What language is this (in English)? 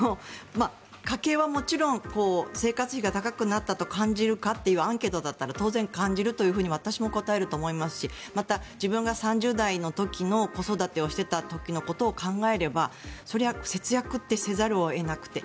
Japanese